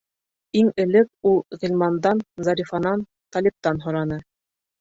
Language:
Bashkir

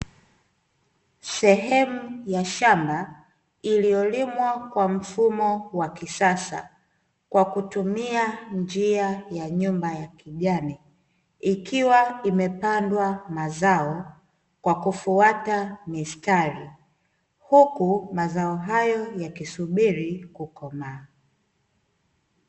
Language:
Swahili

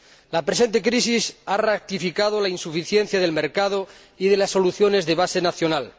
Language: Spanish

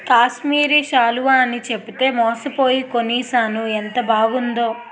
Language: Telugu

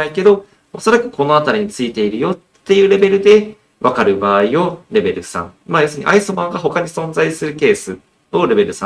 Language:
Japanese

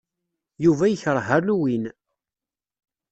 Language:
Kabyle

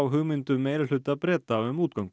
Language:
Icelandic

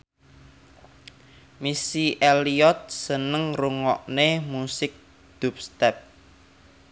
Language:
Javanese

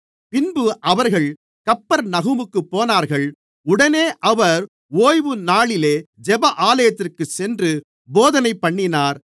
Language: Tamil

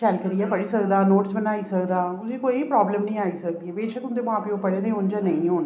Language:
Dogri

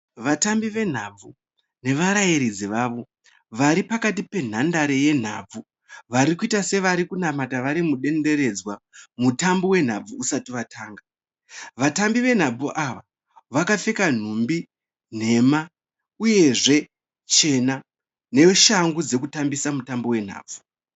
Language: Shona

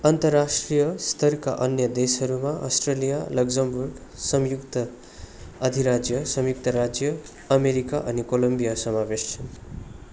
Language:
Nepali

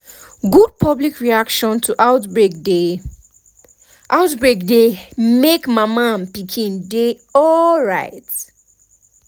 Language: Nigerian Pidgin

